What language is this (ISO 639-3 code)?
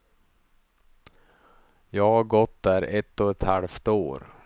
swe